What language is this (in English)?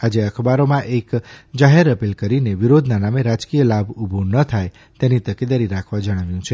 Gujarati